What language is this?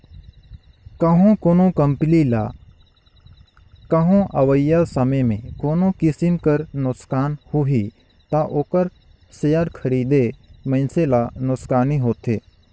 Chhattisgarhi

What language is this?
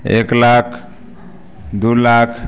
Maithili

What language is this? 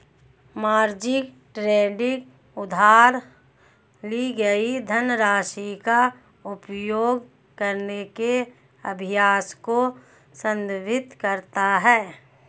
Hindi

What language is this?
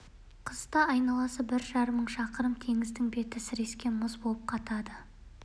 Kazakh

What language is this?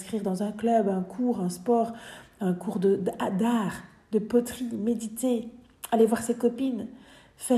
French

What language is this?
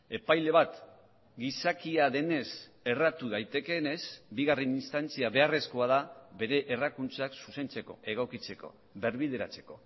Basque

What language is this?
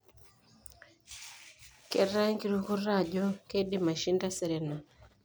Masai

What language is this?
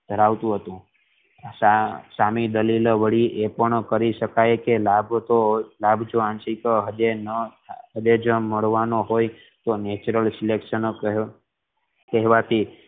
Gujarati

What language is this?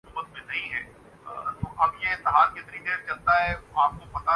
Urdu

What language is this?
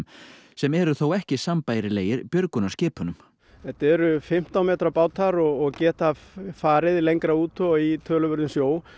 Icelandic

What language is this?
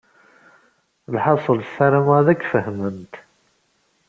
Kabyle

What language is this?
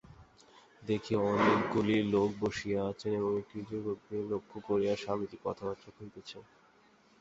Bangla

